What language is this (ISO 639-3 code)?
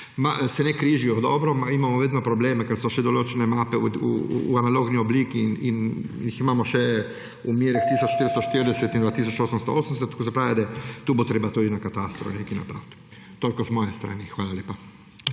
slv